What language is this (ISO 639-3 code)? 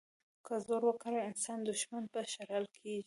pus